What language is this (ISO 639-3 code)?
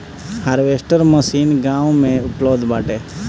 bho